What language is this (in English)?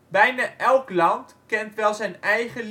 Dutch